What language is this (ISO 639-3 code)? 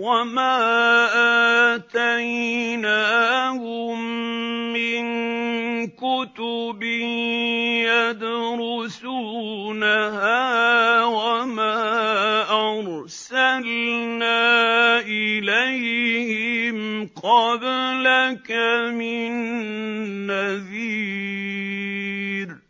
ara